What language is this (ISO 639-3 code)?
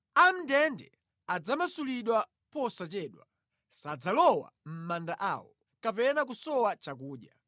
nya